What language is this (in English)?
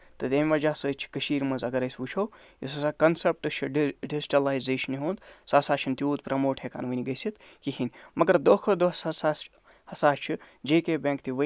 Kashmiri